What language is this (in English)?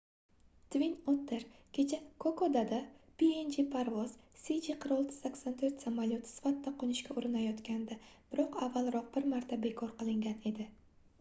Uzbek